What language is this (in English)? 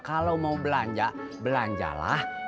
Indonesian